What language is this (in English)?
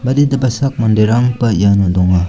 Garo